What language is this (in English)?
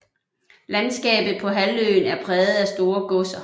Danish